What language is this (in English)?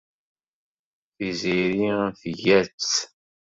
Kabyle